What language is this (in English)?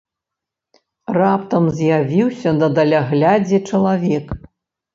Belarusian